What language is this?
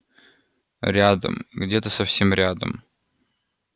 Russian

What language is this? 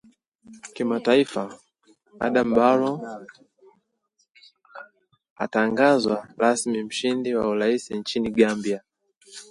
Swahili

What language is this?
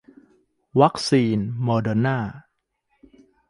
Thai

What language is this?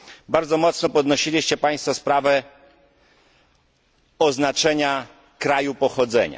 Polish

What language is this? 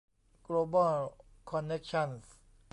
Thai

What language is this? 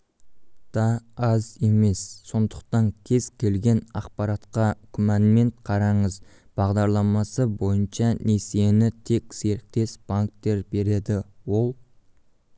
Kazakh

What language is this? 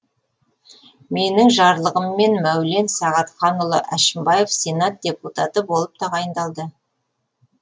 Kazakh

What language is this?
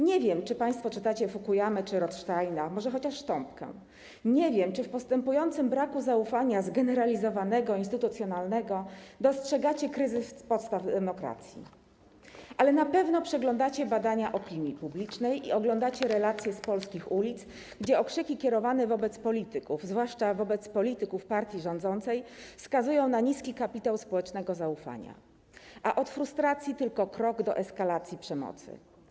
Polish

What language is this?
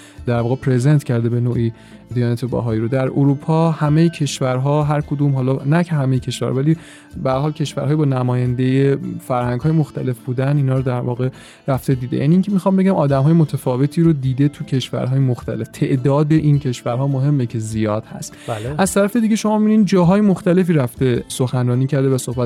Persian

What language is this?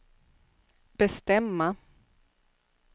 Swedish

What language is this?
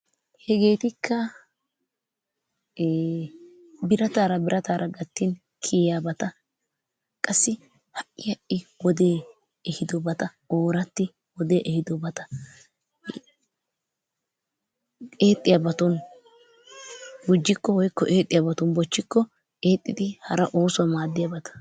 Wolaytta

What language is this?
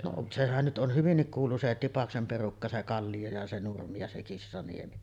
Finnish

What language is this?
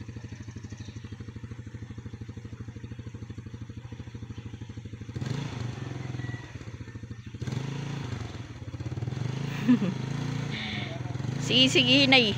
Filipino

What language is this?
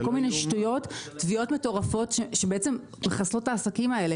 Hebrew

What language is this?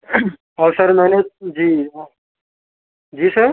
Urdu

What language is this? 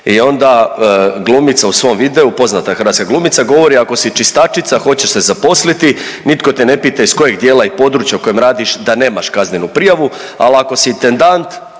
Croatian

